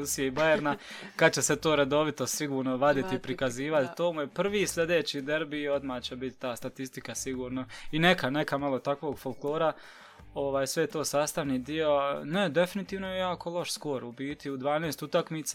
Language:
Croatian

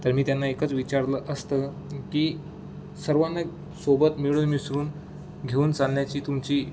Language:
Marathi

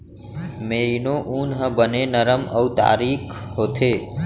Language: Chhattisgarhi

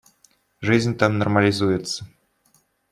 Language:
Russian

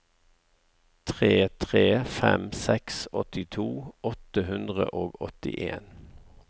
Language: Norwegian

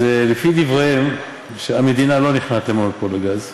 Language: Hebrew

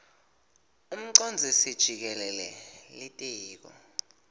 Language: Swati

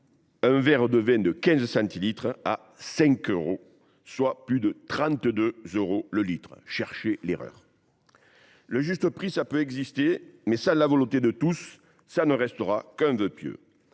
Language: French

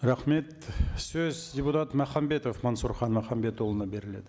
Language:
Kazakh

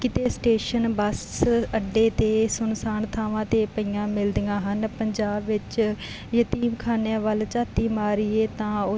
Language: Punjabi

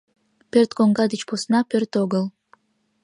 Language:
Mari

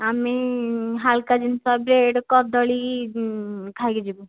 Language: Odia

